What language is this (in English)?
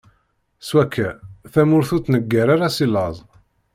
Kabyle